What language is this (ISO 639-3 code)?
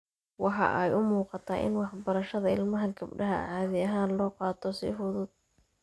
som